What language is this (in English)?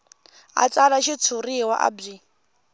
Tsonga